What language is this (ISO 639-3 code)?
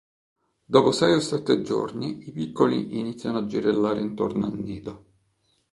ita